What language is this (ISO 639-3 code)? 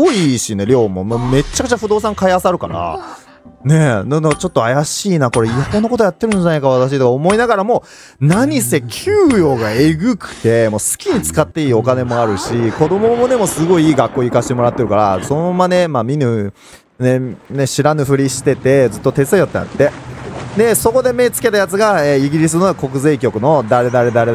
jpn